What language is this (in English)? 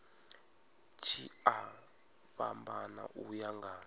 Venda